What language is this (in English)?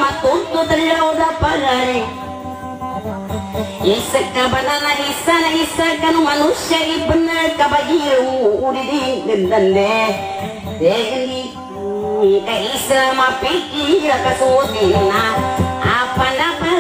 Thai